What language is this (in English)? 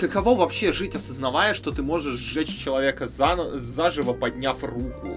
Russian